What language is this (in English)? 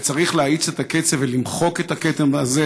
Hebrew